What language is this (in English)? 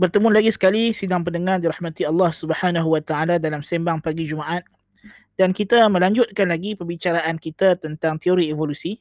Malay